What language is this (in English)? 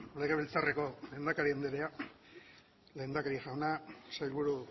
Basque